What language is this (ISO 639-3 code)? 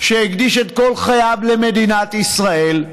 heb